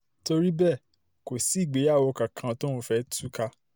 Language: Yoruba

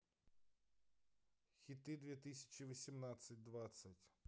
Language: Russian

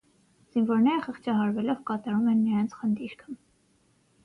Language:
Armenian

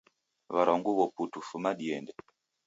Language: Taita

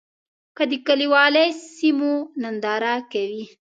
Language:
Pashto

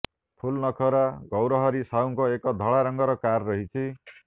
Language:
Odia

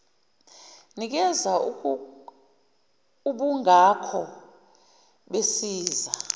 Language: Zulu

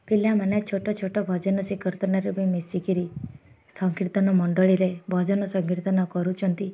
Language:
Odia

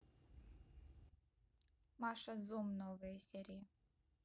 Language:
Russian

